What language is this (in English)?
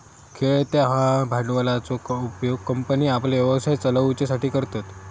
Marathi